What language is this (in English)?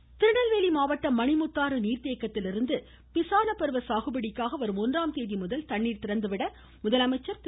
Tamil